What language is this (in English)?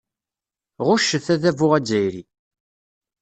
Kabyle